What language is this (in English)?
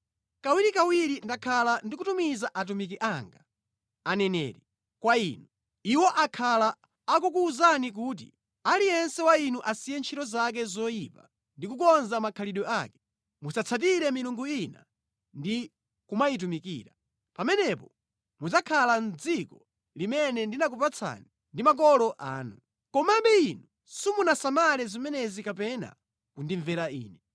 Nyanja